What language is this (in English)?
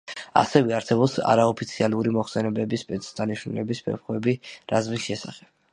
Georgian